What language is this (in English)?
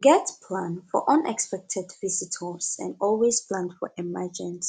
Nigerian Pidgin